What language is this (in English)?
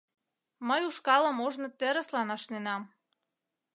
Mari